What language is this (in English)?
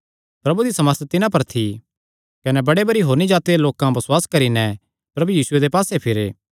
Kangri